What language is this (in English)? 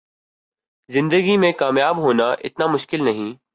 Urdu